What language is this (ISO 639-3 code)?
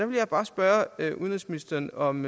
dan